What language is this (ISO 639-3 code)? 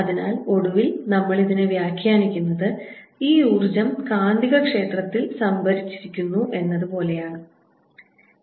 mal